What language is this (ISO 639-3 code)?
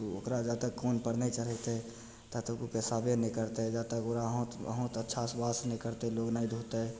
mai